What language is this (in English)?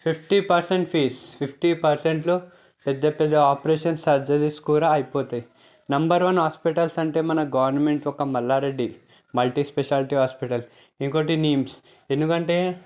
Telugu